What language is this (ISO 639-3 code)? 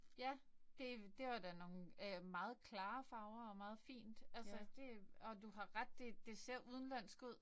dan